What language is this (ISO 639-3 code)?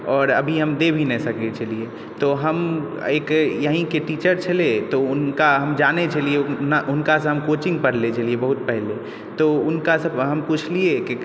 mai